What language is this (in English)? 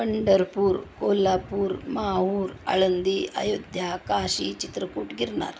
Marathi